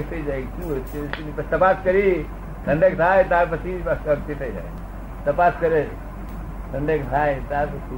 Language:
Gujarati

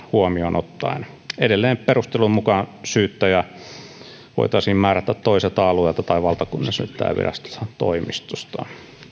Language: Finnish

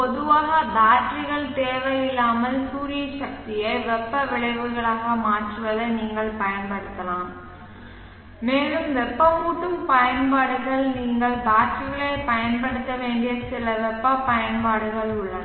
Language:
Tamil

